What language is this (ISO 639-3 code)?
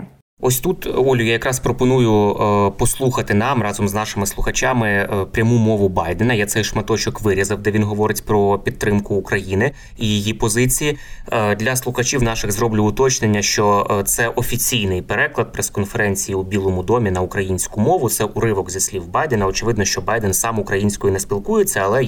ukr